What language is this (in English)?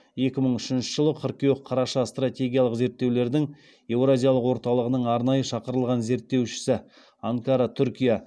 Kazakh